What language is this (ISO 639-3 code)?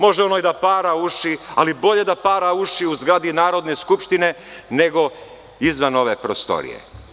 srp